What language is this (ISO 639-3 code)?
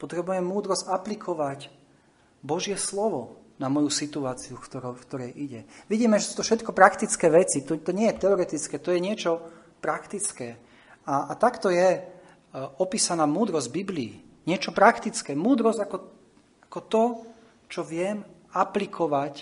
slk